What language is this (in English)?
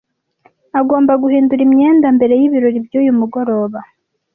Kinyarwanda